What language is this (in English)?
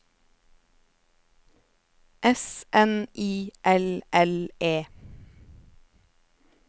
Norwegian